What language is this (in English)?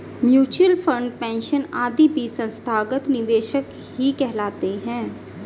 Hindi